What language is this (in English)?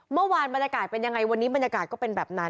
Thai